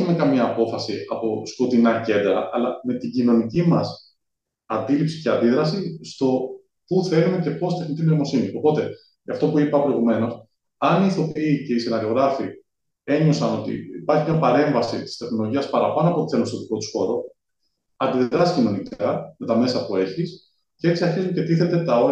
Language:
Greek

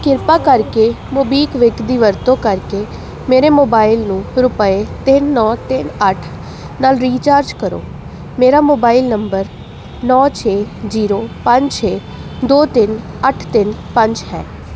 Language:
Punjabi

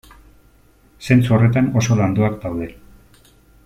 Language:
Basque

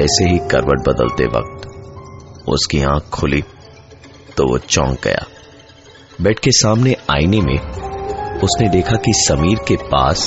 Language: Hindi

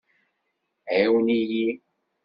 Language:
Kabyle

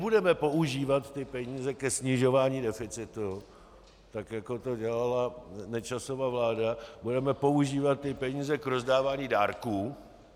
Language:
Czech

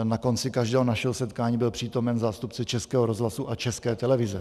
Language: Czech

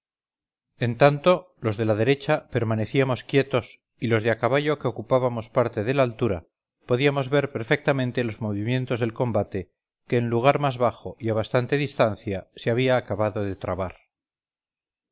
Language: Spanish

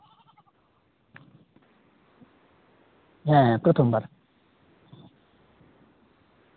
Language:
Santali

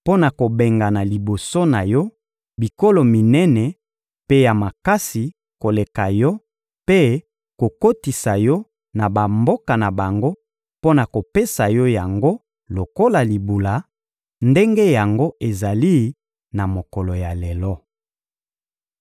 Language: Lingala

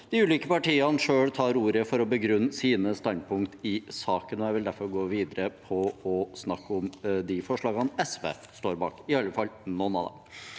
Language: Norwegian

